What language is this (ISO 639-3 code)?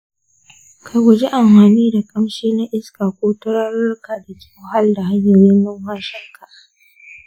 hau